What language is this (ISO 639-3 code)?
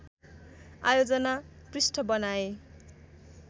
nep